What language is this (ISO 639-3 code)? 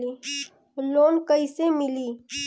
bho